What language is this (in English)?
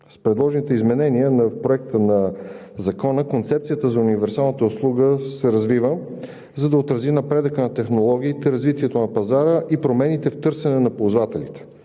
Bulgarian